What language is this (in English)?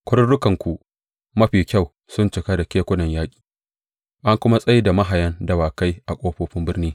Hausa